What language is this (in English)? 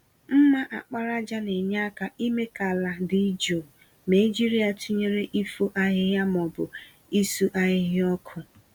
Igbo